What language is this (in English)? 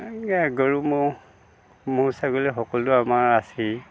Assamese